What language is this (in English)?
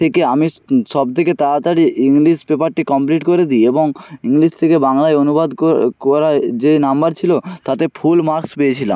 Bangla